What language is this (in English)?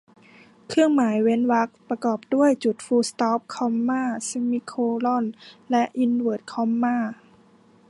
Thai